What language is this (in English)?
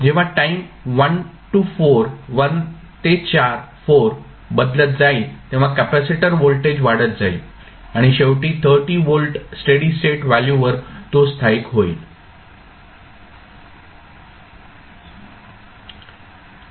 Marathi